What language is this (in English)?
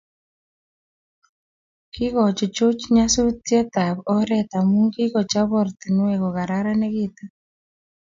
Kalenjin